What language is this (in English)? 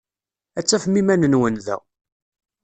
Kabyle